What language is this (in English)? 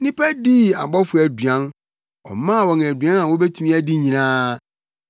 Akan